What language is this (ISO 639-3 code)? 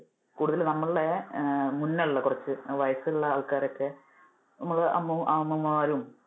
mal